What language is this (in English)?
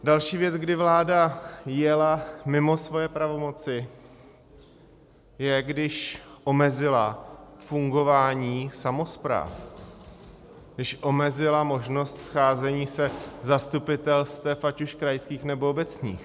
Czech